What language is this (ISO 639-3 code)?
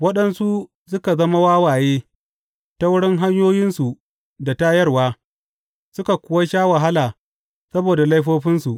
hau